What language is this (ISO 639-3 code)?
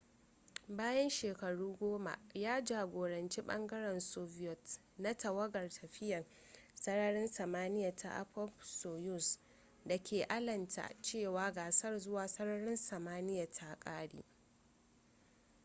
hau